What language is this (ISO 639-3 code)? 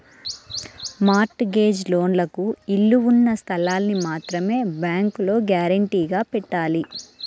tel